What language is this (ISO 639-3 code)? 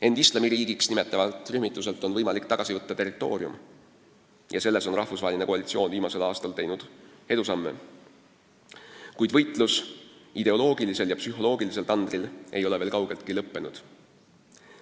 est